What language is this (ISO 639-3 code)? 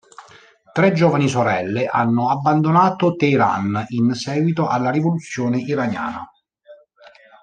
ita